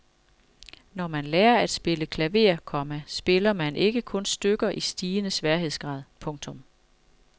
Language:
Danish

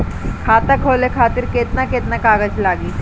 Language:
Bhojpuri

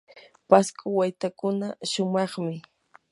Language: Yanahuanca Pasco Quechua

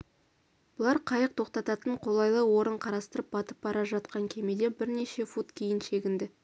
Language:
Kazakh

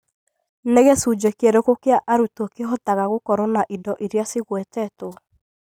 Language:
Kikuyu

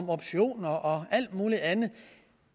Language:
Danish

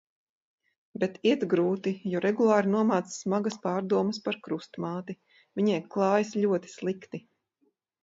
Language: Latvian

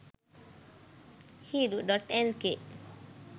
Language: Sinhala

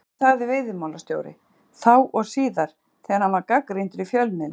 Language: Icelandic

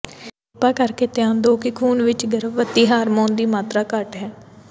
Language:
Punjabi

